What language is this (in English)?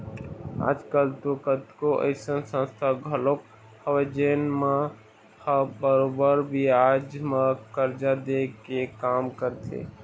Chhattisgarhi